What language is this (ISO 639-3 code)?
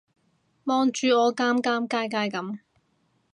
yue